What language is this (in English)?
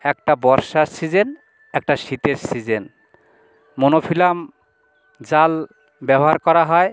Bangla